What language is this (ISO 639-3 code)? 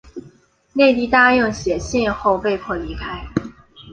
zho